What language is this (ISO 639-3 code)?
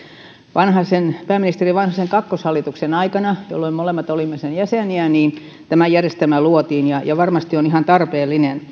fin